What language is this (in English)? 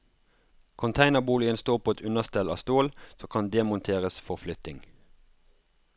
Norwegian